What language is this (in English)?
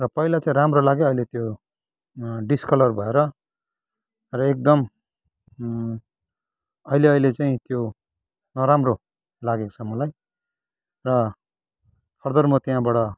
Nepali